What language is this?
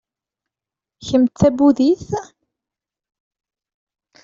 Kabyle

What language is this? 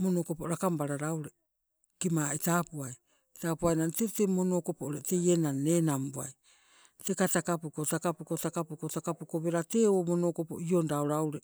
Sibe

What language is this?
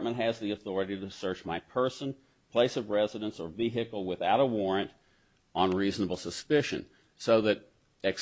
English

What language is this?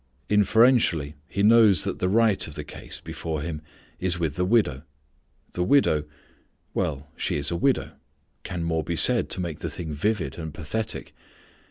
English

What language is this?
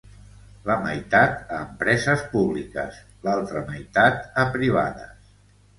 Catalan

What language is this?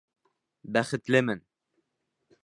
Bashkir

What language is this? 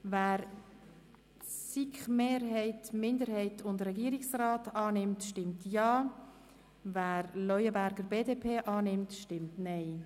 Swiss German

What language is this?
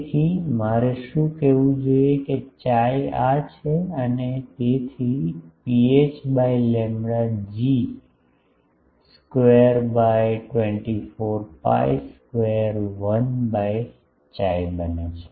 Gujarati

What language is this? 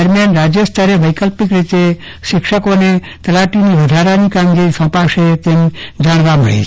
Gujarati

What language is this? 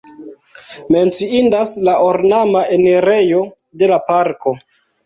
Esperanto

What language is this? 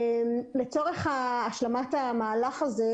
Hebrew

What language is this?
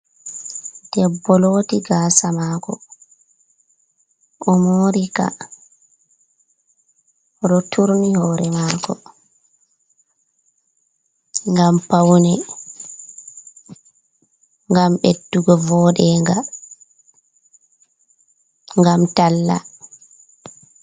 Fula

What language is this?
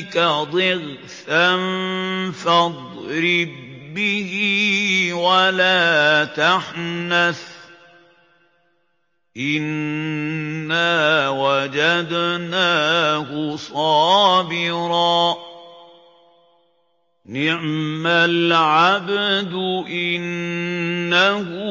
Arabic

